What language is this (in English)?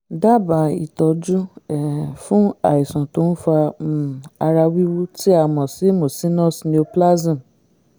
Yoruba